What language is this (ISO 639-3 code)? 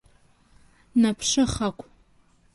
abk